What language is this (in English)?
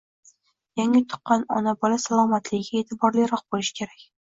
Uzbek